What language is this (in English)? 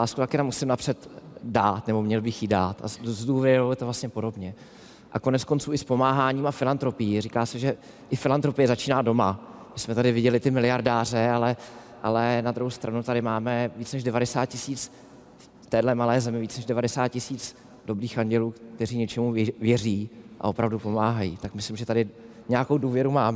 Czech